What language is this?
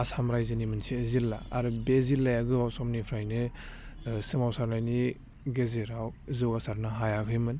Bodo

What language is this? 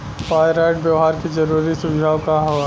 Bhojpuri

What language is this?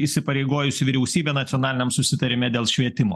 Lithuanian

